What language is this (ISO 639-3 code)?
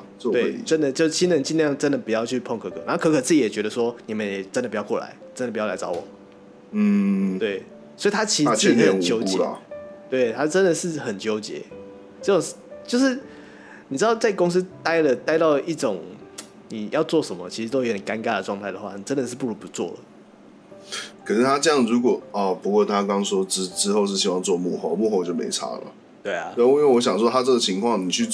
zho